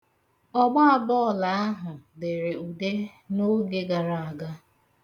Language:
Igbo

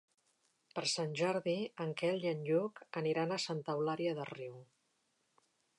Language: Catalan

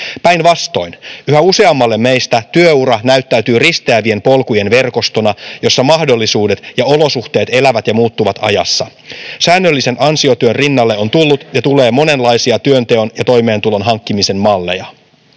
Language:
Finnish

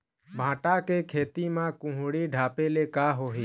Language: Chhattisgarhi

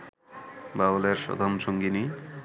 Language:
Bangla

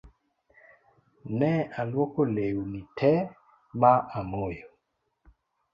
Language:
Luo (Kenya and Tanzania)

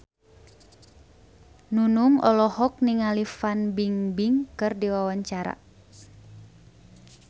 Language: Sundanese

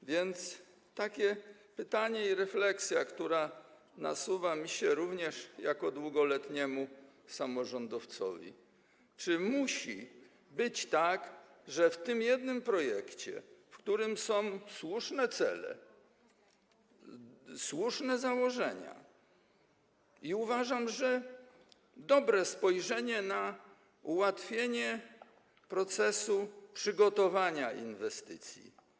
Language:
Polish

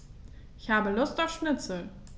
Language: German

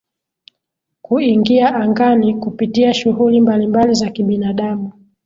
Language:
Swahili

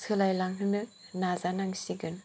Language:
Bodo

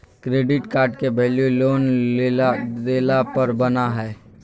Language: Magahi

